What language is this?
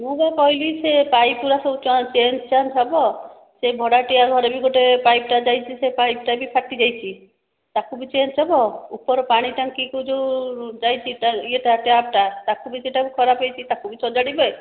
Odia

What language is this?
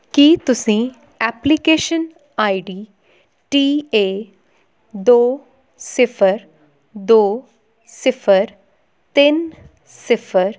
Punjabi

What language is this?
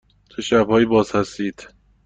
Persian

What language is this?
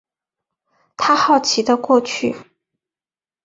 Chinese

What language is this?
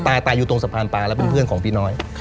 Thai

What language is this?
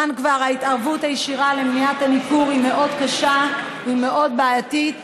Hebrew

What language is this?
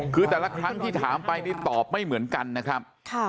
Thai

